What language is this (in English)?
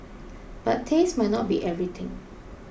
English